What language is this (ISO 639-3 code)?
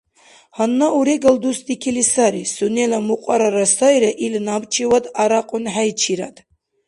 dar